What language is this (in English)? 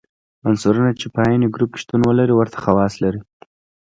Pashto